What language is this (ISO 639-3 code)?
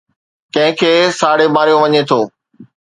snd